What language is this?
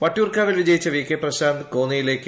Malayalam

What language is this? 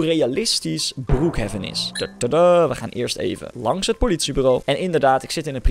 Dutch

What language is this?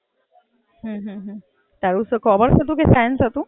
Gujarati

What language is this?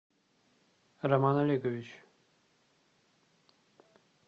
Russian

